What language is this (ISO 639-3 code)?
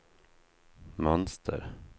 swe